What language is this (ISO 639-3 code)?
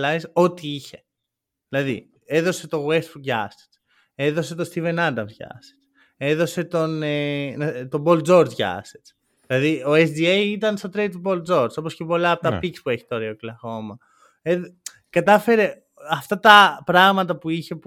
ell